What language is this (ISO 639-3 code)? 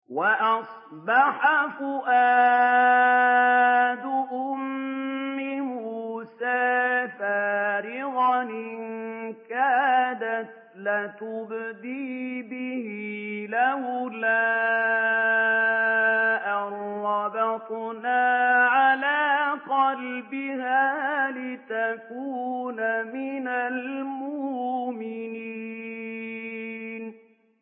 ara